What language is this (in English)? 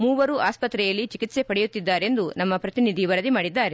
Kannada